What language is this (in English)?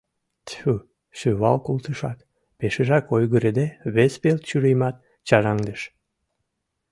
Mari